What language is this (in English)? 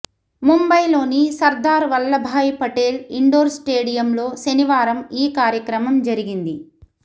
Telugu